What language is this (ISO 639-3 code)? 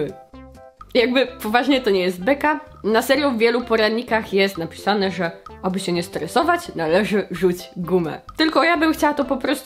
pol